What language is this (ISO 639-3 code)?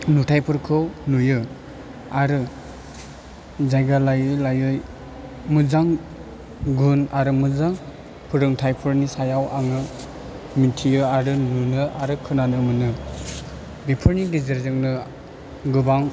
brx